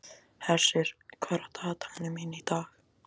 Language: Icelandic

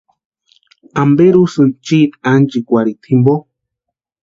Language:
Western Highland Purepecha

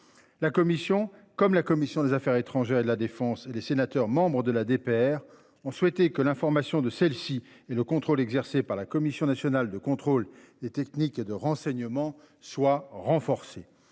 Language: French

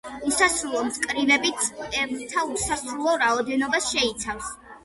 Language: Georgian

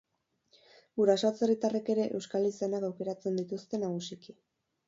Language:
Basque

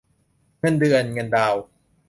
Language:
Thai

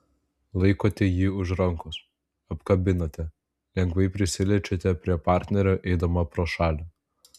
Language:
Lithuanian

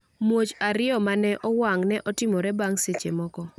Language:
Luo (Kenya and Tanzania)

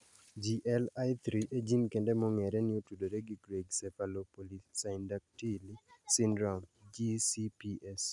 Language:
Luo (Kenya and Tanzania)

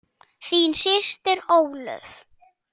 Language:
Icelandic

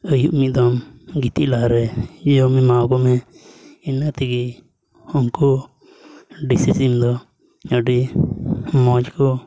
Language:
Santali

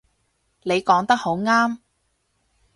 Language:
Cantonese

